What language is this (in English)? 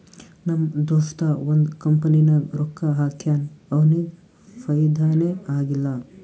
Kannada